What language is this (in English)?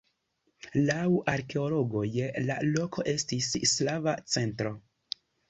Esperanto